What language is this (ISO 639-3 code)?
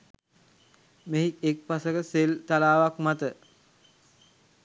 sin